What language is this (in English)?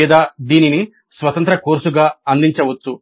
Telugu